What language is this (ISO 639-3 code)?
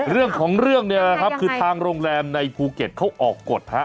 tha